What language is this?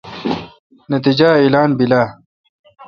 Kalkoti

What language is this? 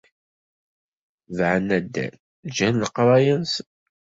Kabyle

